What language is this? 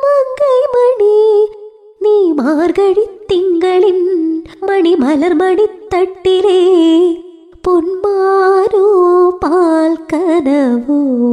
Malayalam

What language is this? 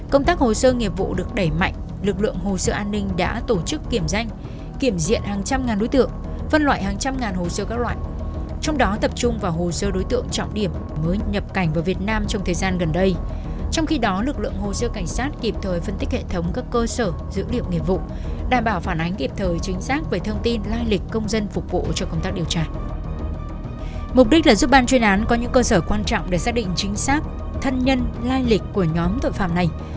Vietnamese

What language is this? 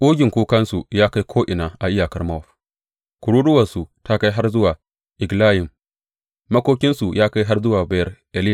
Hausa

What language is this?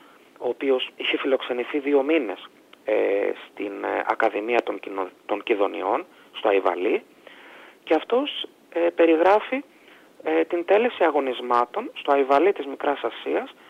Greek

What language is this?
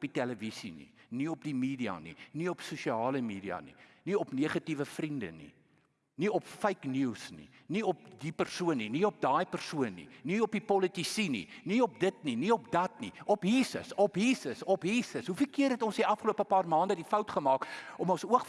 Dutch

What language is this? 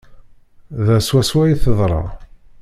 Kabyle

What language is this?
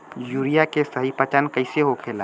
Bhojpuri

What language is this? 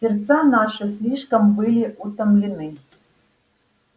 Russian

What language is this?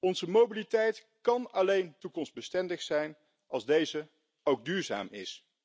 Dutch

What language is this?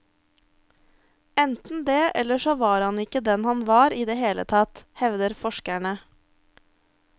Norwegian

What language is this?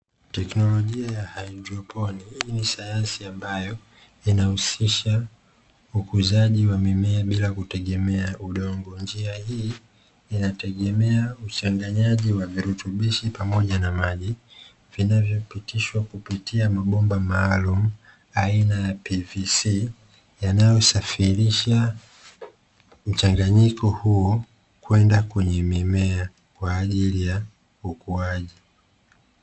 Swahili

